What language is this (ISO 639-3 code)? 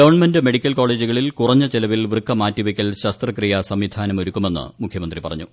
mal